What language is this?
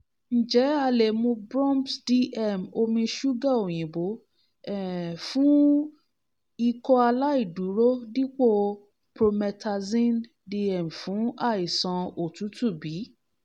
Yoruba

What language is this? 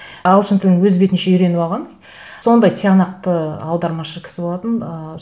Kazakh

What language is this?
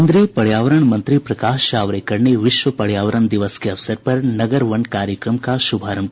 Hindi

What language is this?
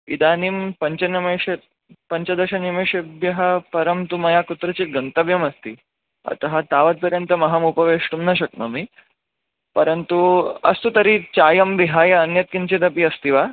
Sanskrit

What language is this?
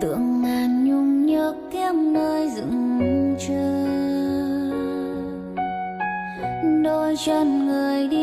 Vietnamese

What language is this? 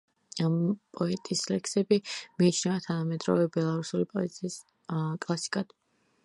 Georgian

